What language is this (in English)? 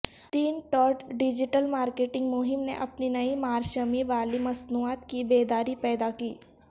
Urdu